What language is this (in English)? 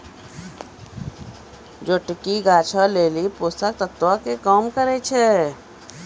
Maithili